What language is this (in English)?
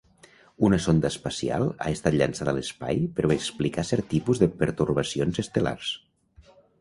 Catalan